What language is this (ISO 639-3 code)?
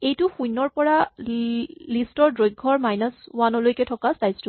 asm